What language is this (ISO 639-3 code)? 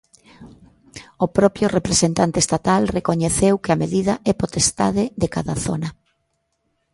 glg